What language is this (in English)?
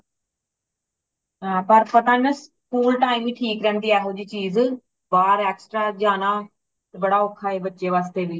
Punjabi